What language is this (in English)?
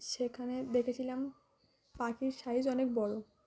Bangla